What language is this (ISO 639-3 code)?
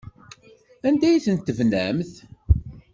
kab